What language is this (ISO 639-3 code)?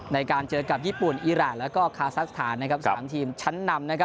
tha